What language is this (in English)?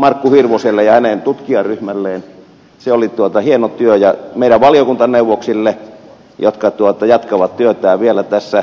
Finnish